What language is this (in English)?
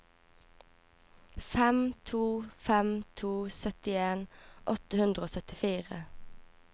Norwegian